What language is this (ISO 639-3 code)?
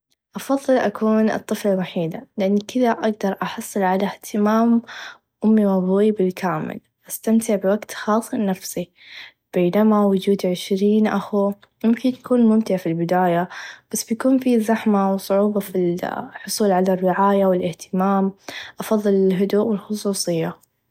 ars